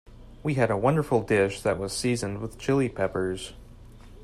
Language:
English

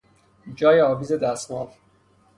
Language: Persian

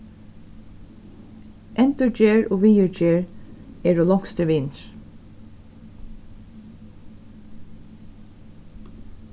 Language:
Faroese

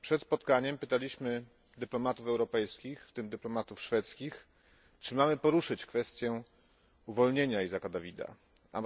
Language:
Polish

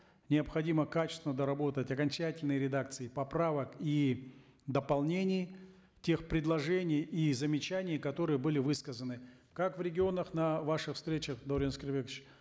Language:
Kazakh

